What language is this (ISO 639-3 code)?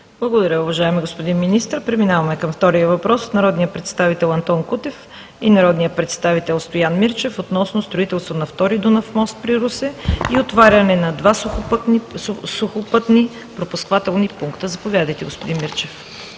bul